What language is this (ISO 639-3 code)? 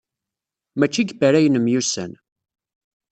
kab